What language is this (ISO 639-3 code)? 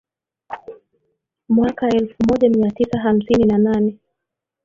swa